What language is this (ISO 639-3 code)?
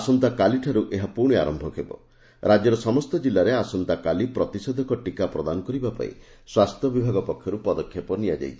ori